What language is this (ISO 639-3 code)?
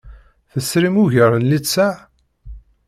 kab